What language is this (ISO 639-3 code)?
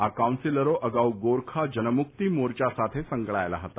guj